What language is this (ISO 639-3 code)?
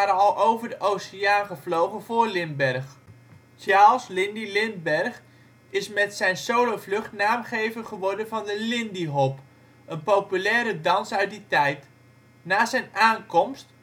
nld